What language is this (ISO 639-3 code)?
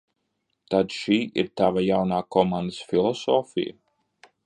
lav